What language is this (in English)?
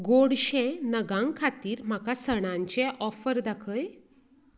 Konkani